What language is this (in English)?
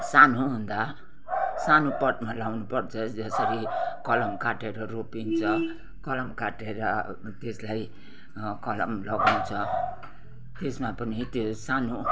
Nepali